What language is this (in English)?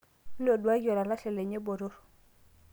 Masai